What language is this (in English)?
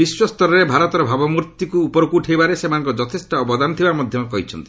Odia